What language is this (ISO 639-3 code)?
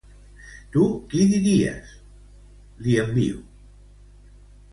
cat